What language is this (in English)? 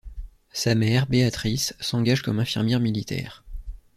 French